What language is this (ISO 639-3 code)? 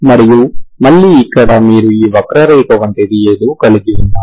tel